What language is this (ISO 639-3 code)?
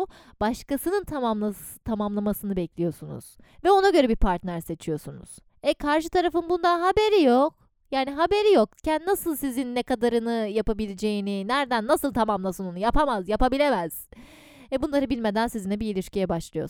tur